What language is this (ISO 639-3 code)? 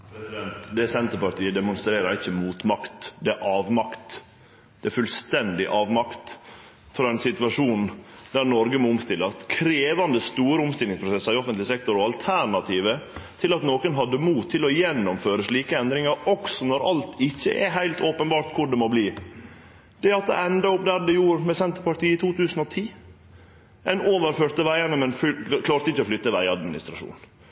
nor